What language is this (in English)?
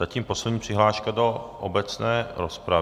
Czech